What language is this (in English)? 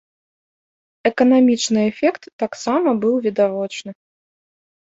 Belarusian